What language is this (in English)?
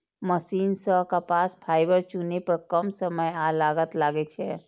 Maithili